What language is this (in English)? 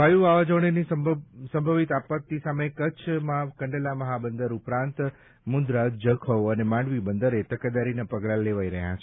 Gujarati